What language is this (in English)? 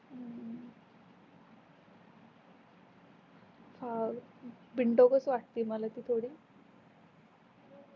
Marathi